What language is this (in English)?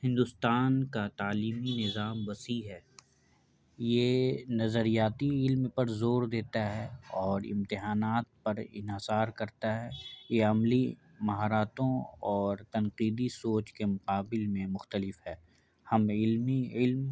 Urdu